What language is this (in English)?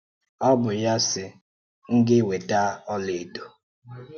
Igbo